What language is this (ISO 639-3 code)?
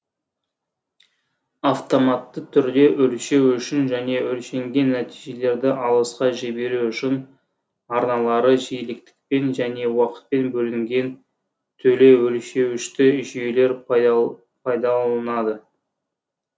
kaz